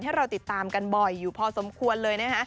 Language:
Thai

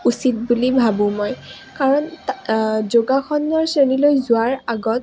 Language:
Assamese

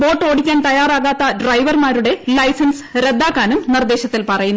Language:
Malayalam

